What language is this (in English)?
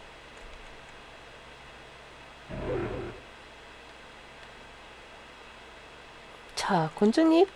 Korean